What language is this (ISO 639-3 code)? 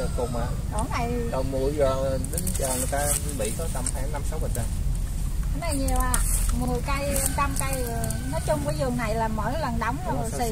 vie